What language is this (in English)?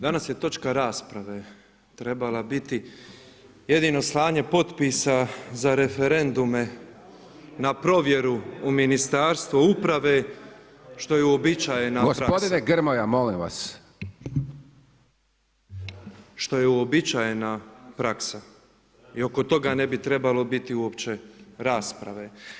Croatian